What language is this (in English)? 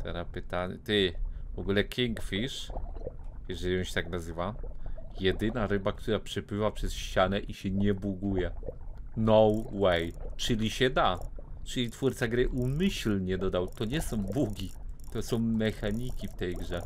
Polish